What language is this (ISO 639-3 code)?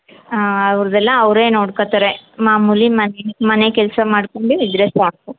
kan